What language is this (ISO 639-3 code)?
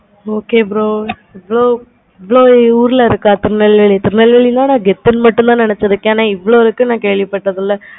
tam